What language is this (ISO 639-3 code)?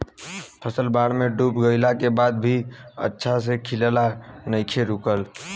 bho